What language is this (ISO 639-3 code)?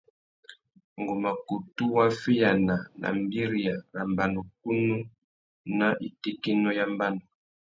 bag